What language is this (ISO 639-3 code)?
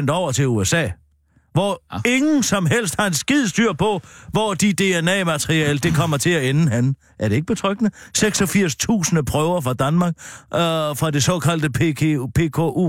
dan